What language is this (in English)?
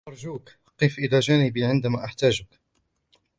Arabic